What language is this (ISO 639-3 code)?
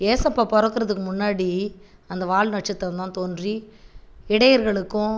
tam